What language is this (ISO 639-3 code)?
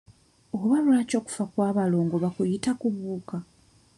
lug